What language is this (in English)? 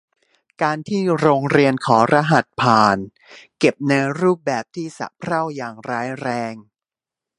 Thai